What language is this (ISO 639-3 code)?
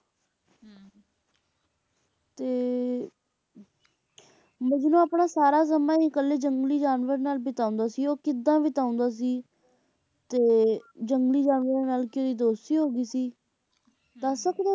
pan